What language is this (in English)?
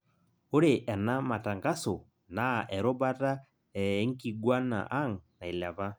Masai